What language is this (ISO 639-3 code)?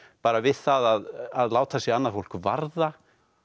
isl